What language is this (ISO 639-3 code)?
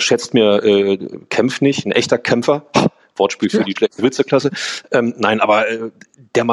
deu